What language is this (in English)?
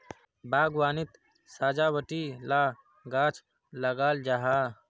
Magahi